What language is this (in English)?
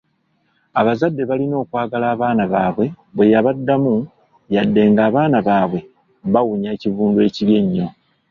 Ganda